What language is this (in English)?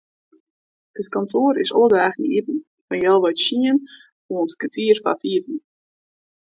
Western Frisian